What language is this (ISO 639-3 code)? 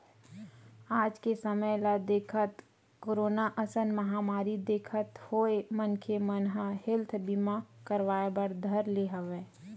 hne